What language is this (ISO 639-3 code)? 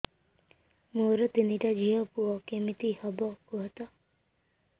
ori